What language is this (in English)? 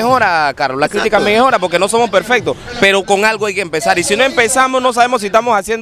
Spanish